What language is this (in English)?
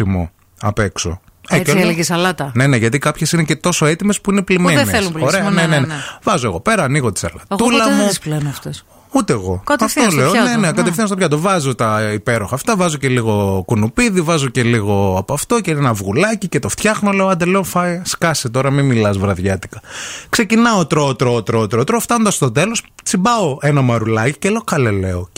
Greek